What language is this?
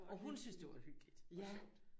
Danish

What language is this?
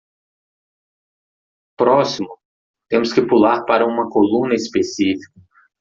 Portuguese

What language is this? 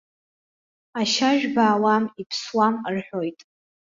Abkhazian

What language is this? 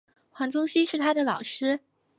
Chinese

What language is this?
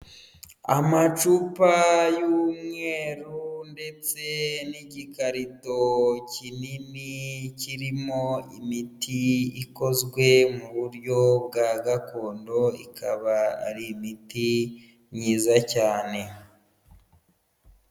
Kinyarwanda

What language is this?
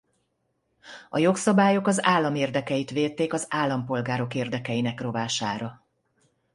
Hungarian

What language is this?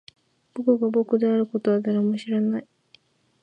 Japanese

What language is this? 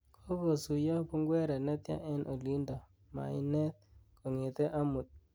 Kalenjin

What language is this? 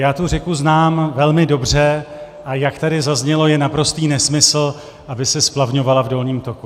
Czech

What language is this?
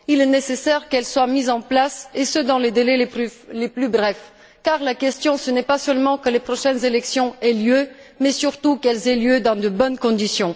French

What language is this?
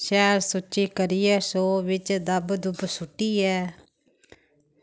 Dogri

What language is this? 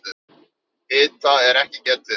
Icelandic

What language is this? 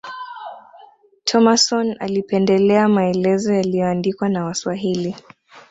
Swahili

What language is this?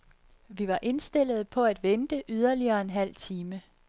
Danish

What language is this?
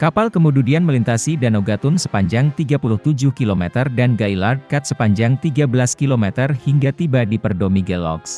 Indonesian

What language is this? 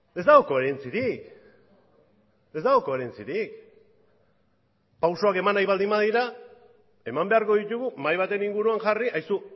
Basque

